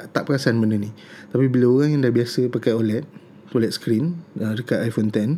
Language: Malay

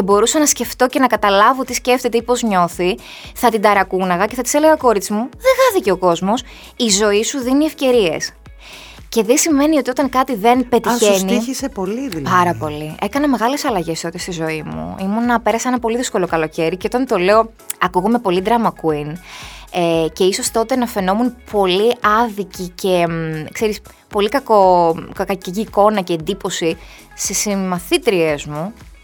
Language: Greek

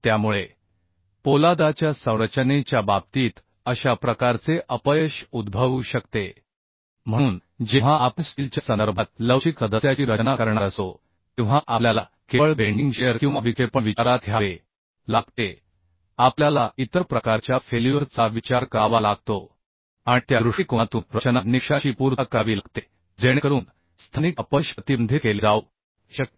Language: Marathi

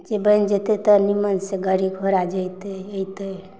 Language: Maithili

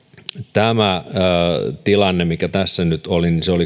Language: Finnish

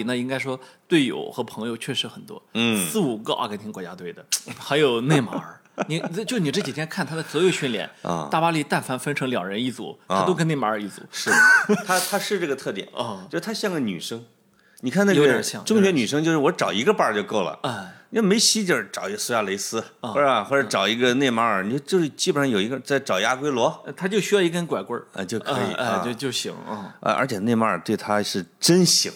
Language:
Chinese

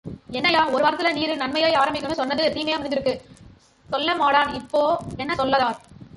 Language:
Tamil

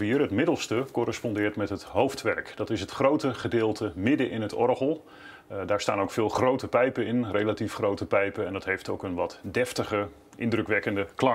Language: Dutch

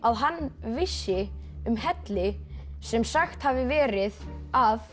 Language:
Icelandic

